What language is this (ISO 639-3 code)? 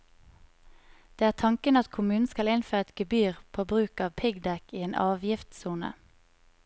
nor